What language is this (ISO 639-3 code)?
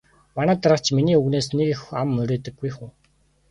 mon